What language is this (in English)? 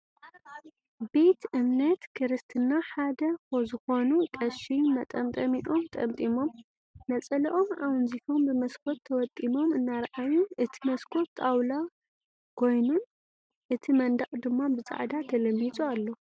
Tigrinya